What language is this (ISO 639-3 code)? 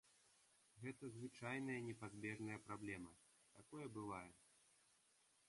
bel